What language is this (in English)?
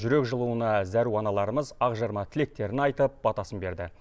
Kazakh